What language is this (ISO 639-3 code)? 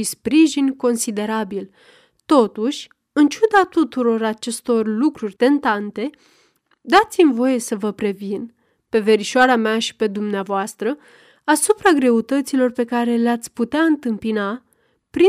ron